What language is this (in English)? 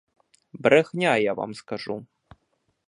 Ukrainian